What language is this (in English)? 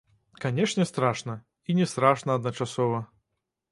Belarusian